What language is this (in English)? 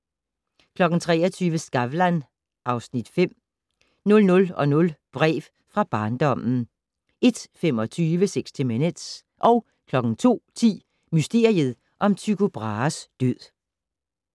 Danish